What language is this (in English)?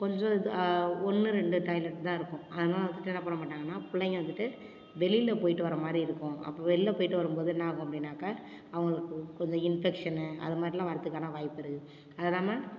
Tamil